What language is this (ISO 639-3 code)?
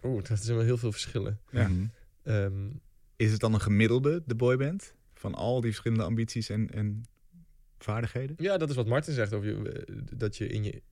nld